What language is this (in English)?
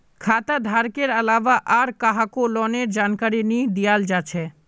Magahi